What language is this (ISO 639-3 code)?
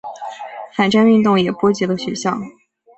zho